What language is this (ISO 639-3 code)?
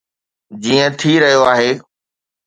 snd